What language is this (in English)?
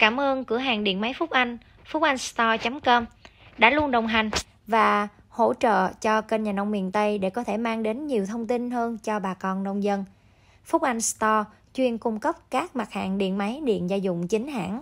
Vietnamese